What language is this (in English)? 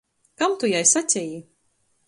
Latgalian